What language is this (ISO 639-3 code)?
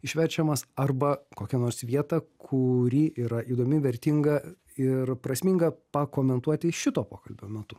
lit